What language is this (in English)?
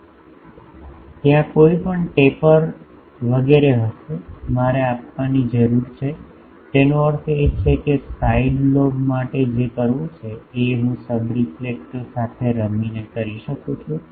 Gujarati